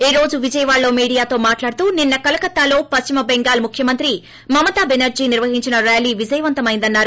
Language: Telugu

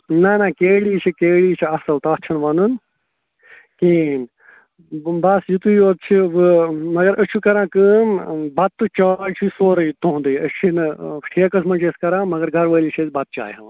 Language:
Kashmiri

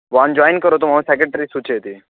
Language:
Sanskrit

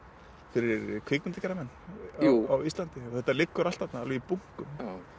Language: Icelandic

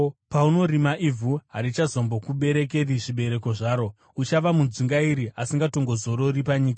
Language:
Shona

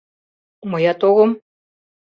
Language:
Mari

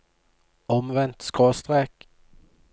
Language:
Norwegian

